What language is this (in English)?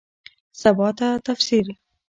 Pashto